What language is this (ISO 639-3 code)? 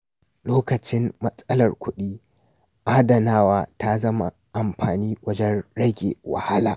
hau